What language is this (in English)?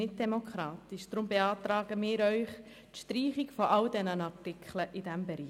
Swiss German